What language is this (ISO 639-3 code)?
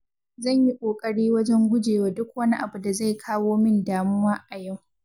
hau